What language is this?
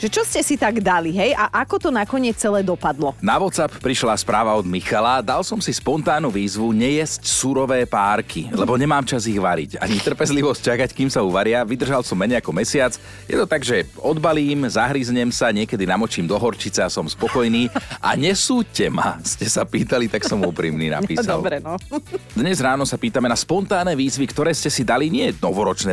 Slovak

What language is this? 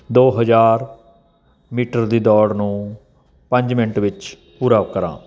Punjabi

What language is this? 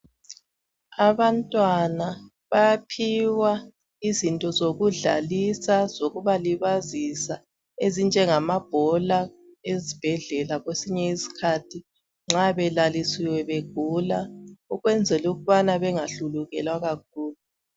North Ndebele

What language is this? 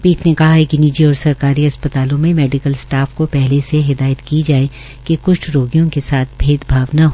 Hindi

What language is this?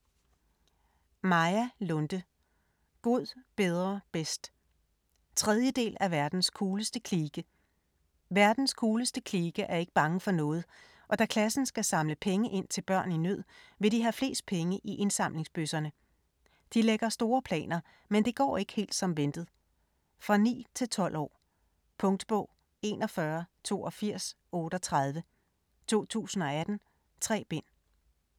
Danish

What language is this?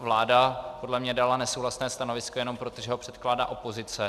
Czech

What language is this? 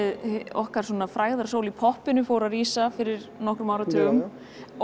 Icelandic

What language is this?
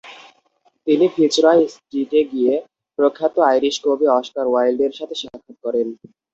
Bangla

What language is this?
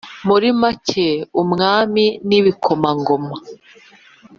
Kinyarwanda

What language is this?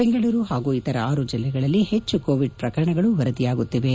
Kannada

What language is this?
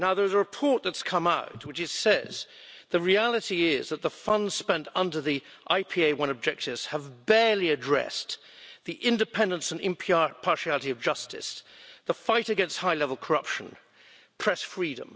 English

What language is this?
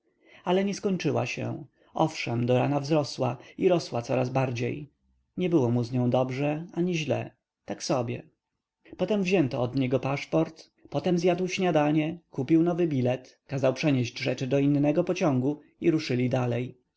Polish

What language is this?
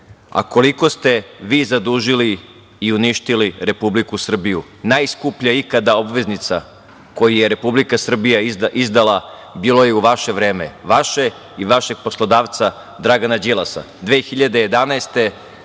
Serbian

